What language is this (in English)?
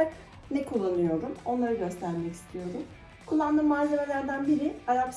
Turkish